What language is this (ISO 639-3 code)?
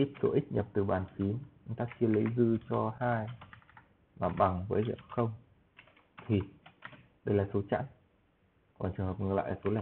vie